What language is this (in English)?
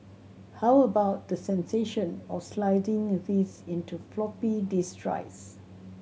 English